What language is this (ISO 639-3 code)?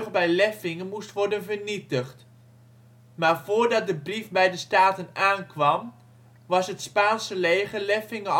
nld